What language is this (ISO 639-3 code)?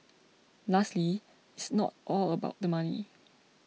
eng